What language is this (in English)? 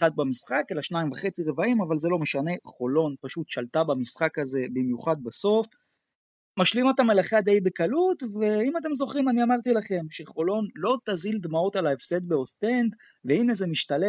Hebrew